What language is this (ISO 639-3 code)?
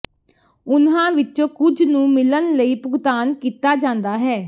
pan